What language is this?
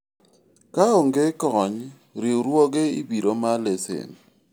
Luo (Kenya and Tanzania)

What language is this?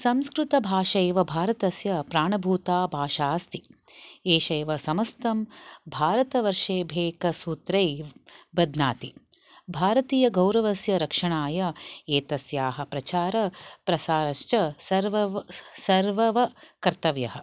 Sanskrit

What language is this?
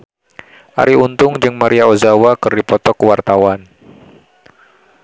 Sundanese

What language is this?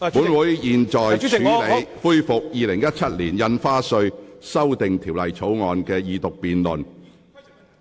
Cantonese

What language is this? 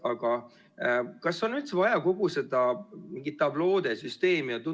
Estonian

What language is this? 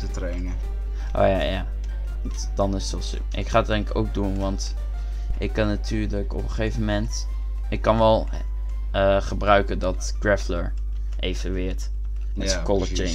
Dutch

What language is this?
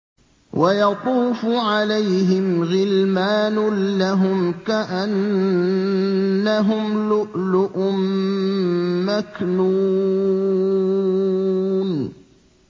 Arabic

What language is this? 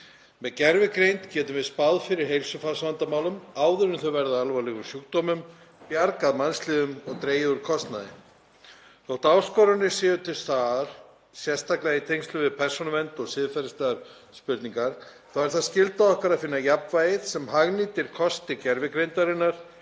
Icelandic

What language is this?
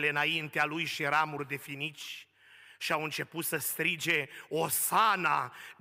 Romanian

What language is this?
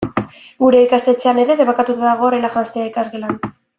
Basque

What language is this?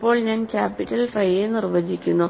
Malayalam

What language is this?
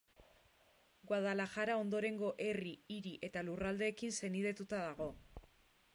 Basque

